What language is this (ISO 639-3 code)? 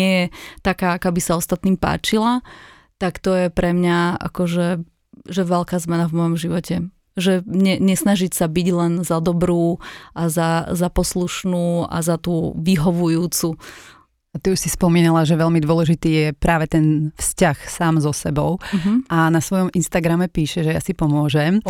slk